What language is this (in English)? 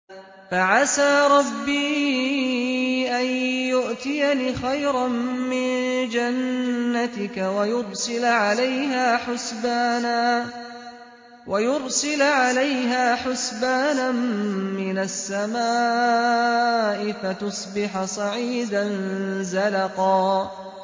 Arabic